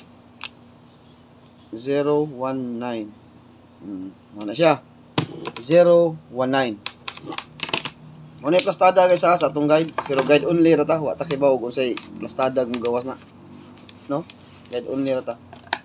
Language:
Filipino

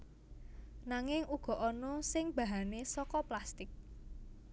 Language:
Javanese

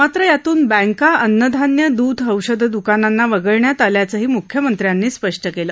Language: Marathi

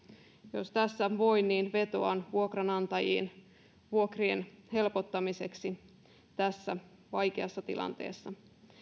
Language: Finnish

